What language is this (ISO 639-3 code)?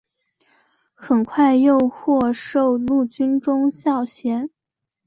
zho